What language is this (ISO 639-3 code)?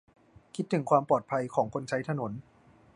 tha